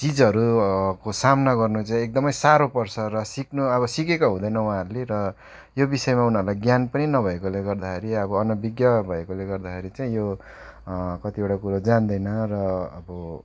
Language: Nepali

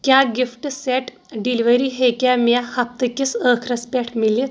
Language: Kashmiri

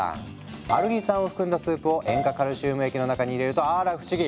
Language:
Japanese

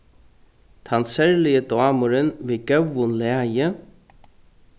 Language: Faroese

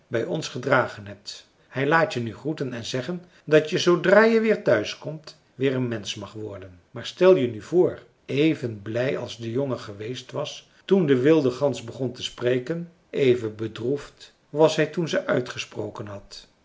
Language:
Dutch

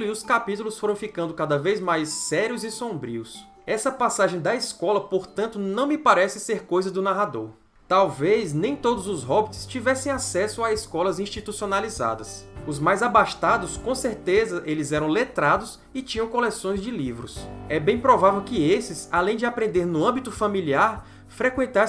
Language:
Portuguese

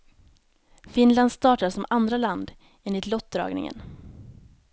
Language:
Swedish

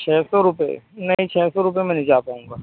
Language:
Urdu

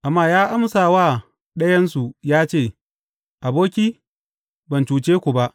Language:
Hausa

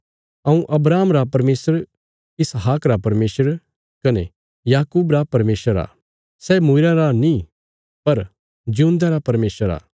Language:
Bilaspuri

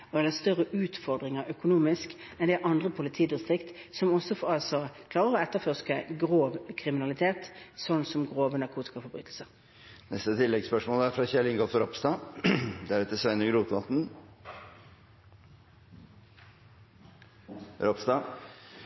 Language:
Norwegian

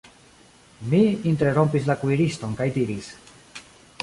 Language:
Esperanto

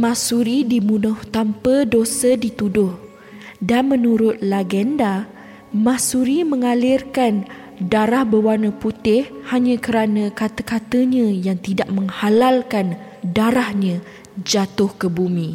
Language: Malay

